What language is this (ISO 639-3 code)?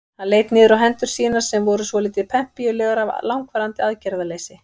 isl